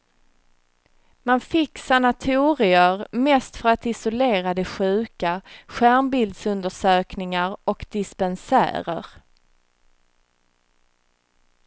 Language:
Swedish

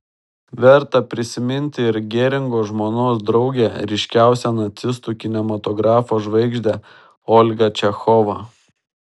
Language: Lithuanian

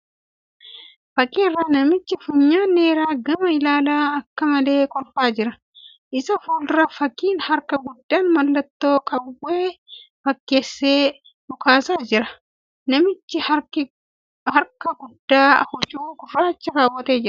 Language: Oromo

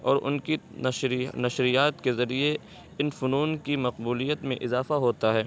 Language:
Urdu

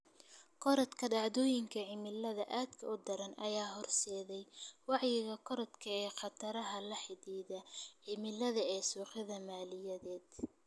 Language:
Somali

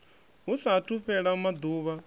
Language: Venda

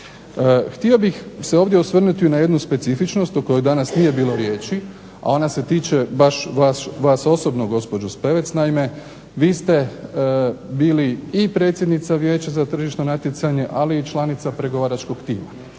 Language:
Croatian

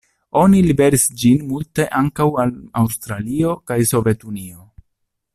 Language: Esperanto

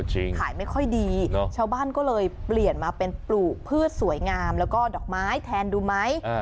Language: Thai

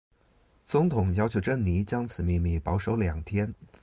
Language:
Chinese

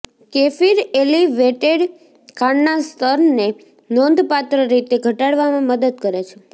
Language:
Gujarati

